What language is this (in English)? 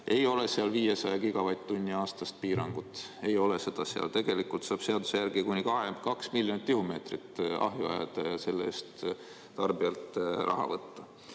Estonian